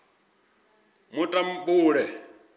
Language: Venda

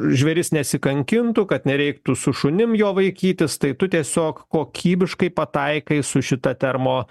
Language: Lithuanian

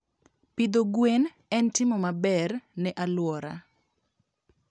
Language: Luo (Kenya and Tanzania)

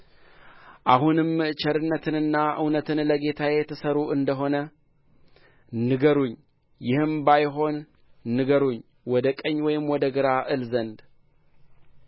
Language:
Amharic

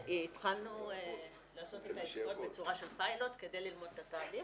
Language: Hebrew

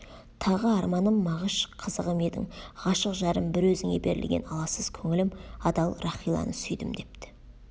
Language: Kazakh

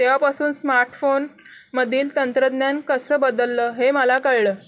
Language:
Marathi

